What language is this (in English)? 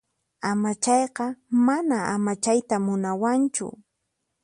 Puno Quechua